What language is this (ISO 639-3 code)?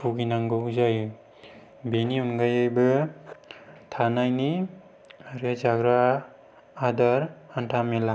brx